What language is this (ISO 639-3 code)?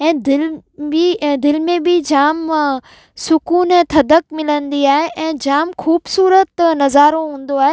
snd